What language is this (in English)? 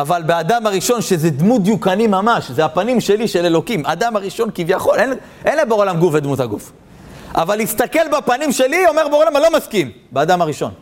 Hebrew